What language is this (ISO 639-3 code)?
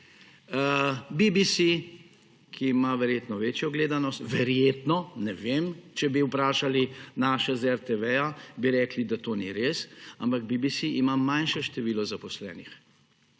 slv